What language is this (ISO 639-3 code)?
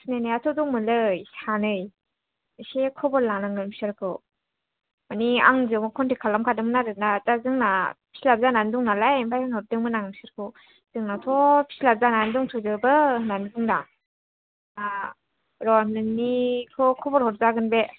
brx